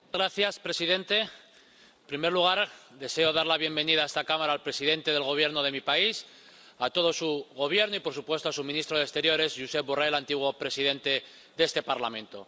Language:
Spanish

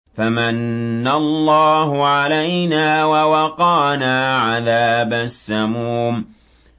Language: Arabic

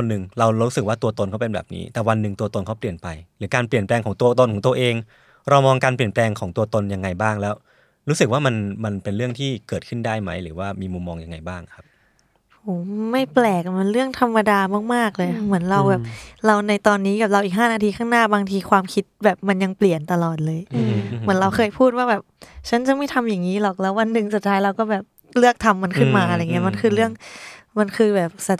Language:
Thai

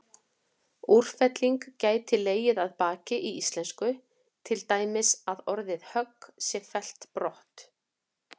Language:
Icelandic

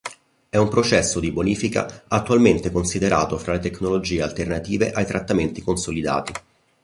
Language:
Italian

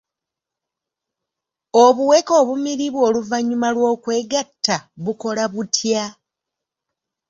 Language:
Ganda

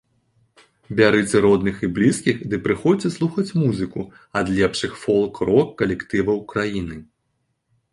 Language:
Belarusian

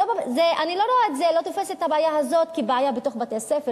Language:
Hebrew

